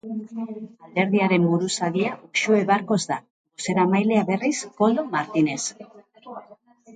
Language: Basque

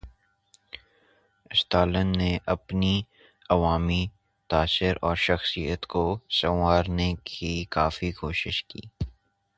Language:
Urdu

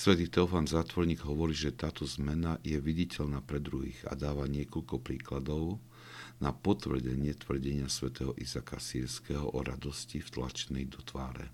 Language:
Slovak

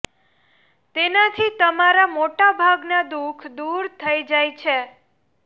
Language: Gujarati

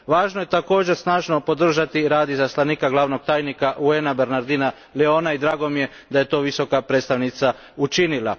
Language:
Croatian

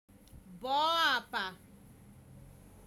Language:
Igbo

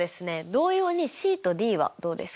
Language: Japanese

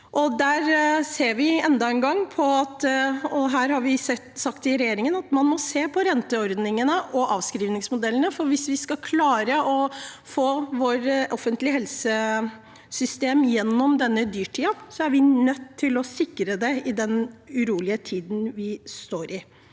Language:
Norwegian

